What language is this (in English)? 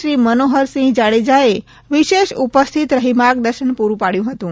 Gujarati